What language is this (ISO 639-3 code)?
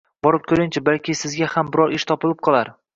uzb